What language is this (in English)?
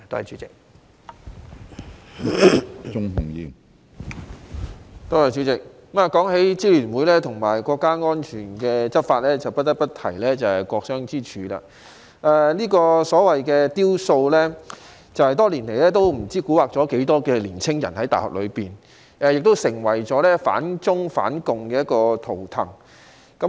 Cantonese